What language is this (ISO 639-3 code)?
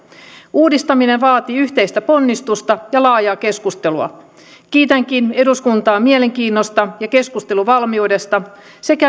fin